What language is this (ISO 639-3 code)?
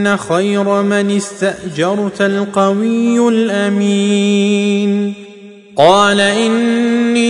ara